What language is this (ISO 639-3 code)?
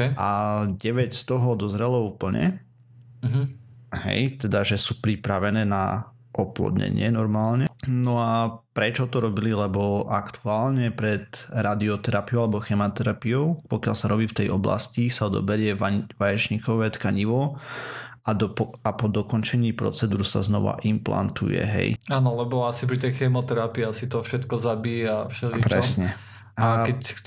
slk